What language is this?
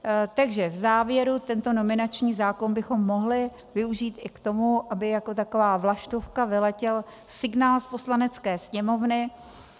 Czech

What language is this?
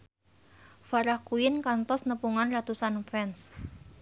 Sundanese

